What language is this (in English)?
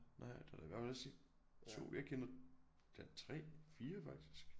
Danish